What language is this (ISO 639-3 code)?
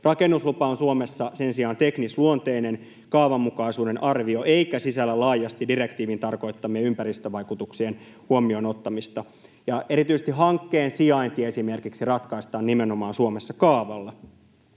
fin